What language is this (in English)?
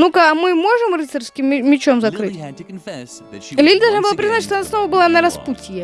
Russian